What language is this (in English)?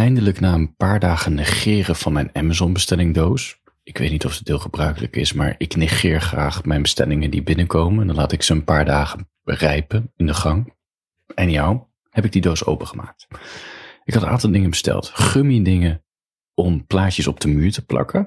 Dutch